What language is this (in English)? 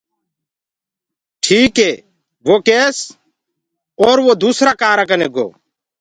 Gurgula